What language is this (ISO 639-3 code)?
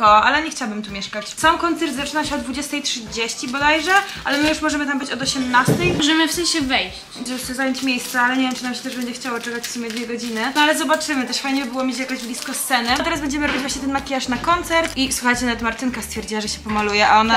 pol